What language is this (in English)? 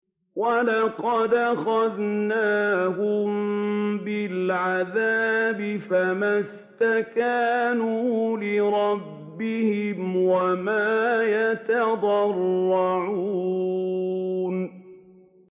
Arabic